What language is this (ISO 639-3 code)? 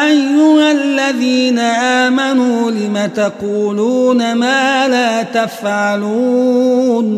ara